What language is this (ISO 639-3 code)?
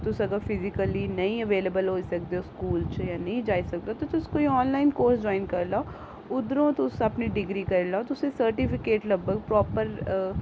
doi